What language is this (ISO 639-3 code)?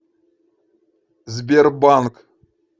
rus